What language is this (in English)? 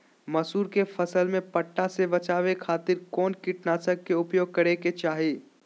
Magahi